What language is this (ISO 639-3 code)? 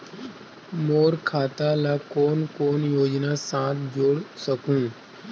hne